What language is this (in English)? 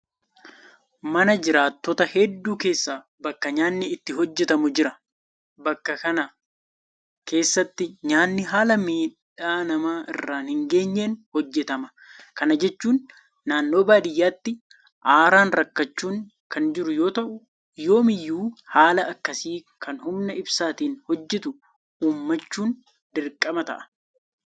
Oromo